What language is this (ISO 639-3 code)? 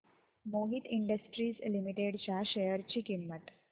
mar